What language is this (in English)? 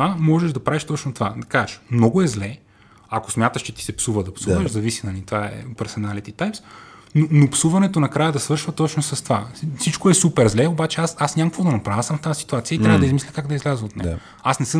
Bulgarian